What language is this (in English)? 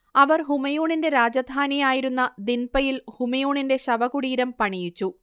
Malayalam